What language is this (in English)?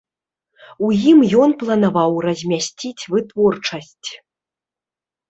Belarusian